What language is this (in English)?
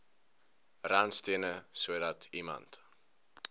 Afrikaans